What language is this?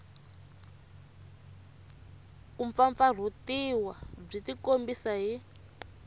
Tsonga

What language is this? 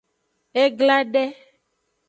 Aja (Benin)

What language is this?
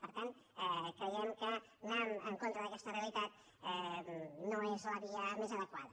Catalan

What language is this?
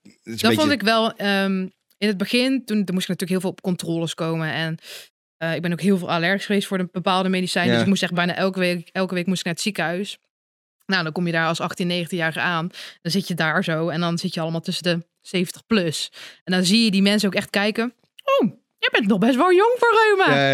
Dutch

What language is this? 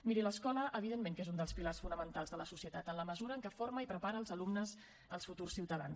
Catalan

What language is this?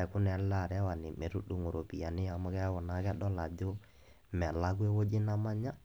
Masai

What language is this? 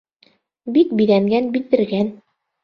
Bashkir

